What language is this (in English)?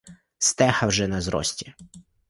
Ukrainian